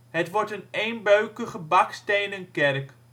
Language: Dutch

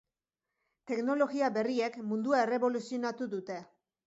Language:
Basque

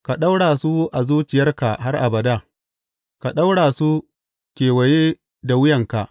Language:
Hausa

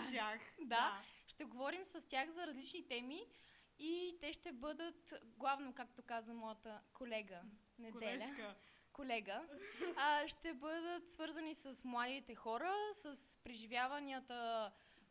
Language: Bulgarian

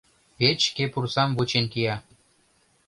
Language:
Mari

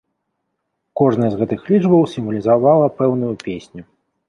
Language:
Belarusian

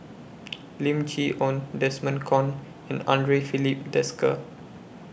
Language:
English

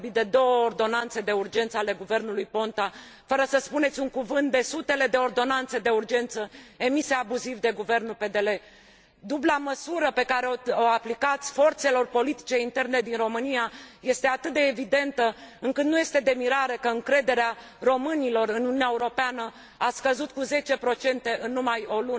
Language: Romanian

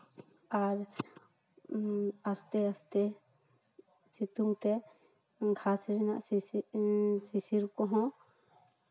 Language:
Santali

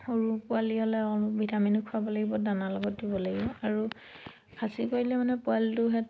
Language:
Assamese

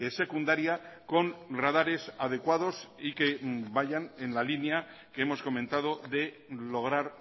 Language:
Spanish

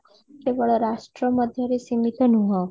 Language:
Odia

